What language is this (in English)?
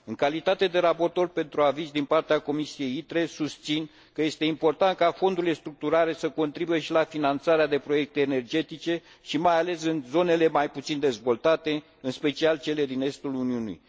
Romanian